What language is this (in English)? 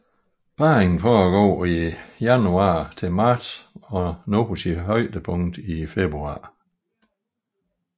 Danish